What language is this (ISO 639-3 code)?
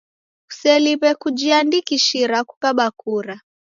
dav